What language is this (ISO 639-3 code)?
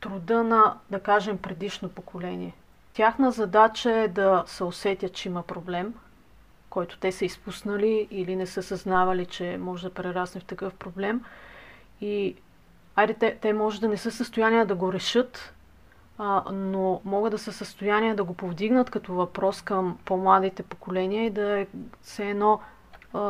bul